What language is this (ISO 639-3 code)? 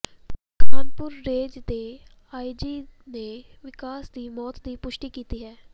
pan